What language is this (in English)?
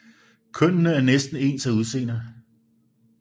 Danish